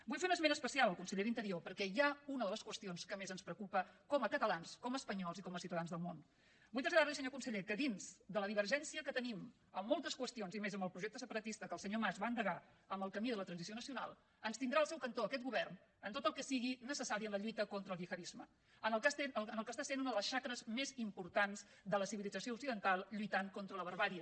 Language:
Catalan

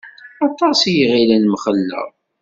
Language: Kabyle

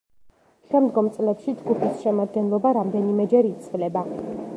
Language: Georgian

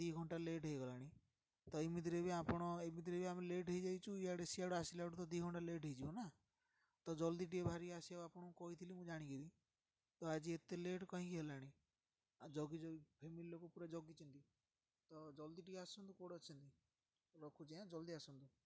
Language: Odia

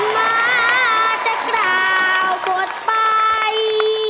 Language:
Thai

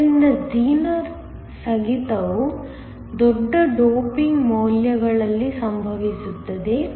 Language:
Kannada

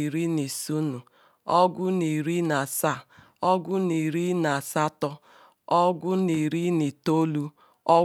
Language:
Ikwere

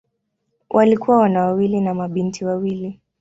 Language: Swahili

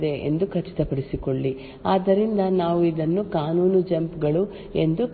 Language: Kannada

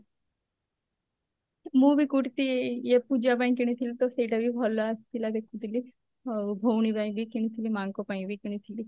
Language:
Odia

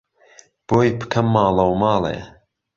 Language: Central Kurdish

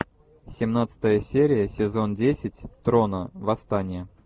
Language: Russian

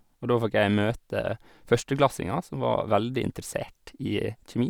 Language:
Norwegian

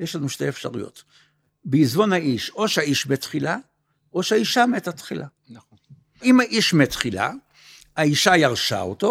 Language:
Hebrew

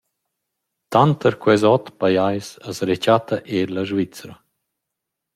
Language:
Romansh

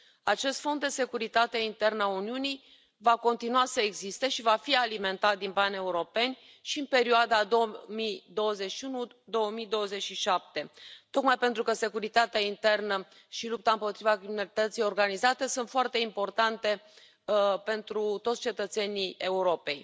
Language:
Romanian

